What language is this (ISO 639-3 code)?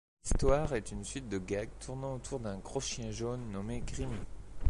fra